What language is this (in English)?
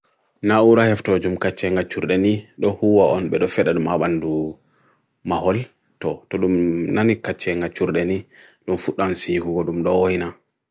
Bagirmi Fulfulde